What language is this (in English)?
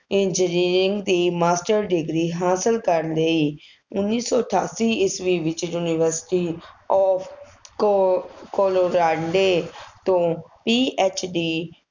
Punjabi